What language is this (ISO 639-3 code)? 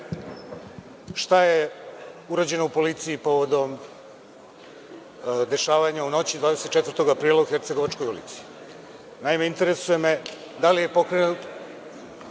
srp